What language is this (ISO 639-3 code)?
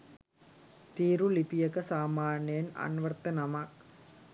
sin